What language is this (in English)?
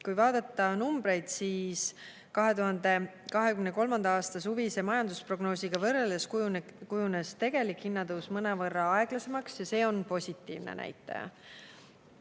Estonian